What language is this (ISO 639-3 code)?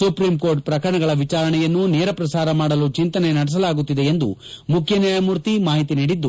kan